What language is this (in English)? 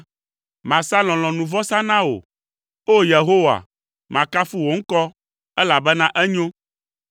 Ewe